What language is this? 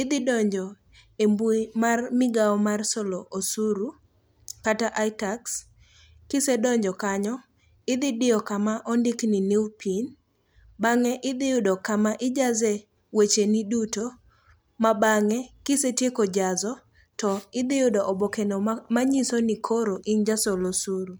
Luo (Kenya and Tanzania)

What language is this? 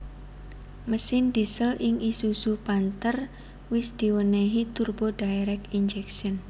Javanese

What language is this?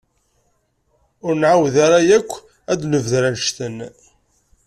Kabyle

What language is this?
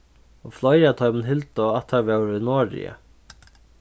Faroese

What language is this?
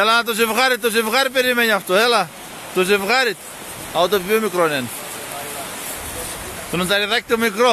Greek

